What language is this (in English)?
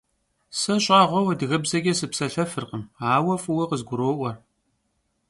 Kabardian